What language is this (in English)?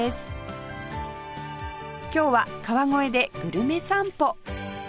Japanese